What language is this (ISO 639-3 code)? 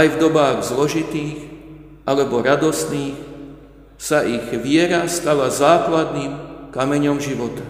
slk